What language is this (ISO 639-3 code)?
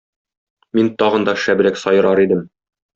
tat